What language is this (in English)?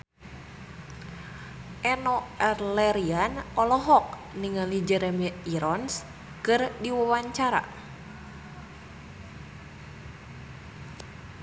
Sundanese